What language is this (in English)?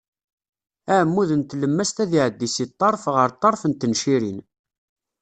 Kabyle